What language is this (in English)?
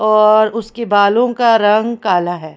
Hindi